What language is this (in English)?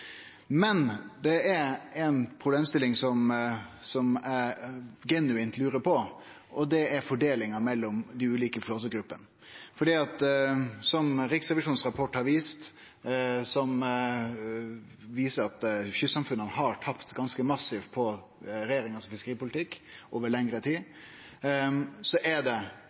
Norwegian Nynorsk